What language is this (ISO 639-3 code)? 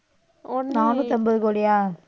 tam